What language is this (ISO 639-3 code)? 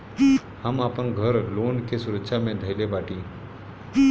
bho